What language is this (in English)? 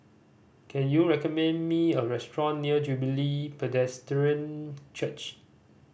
English